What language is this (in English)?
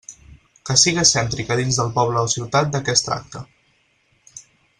Catalan